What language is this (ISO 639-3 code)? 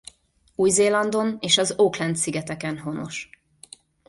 hun